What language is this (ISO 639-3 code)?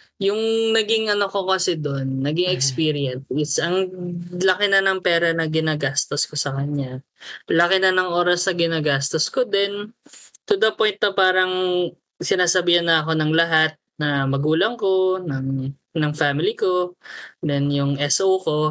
fil